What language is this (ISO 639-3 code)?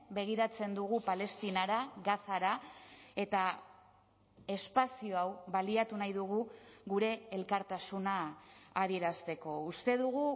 eus